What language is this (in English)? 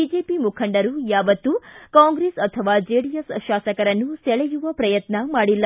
Kannada